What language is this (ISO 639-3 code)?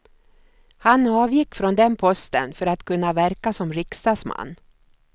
swe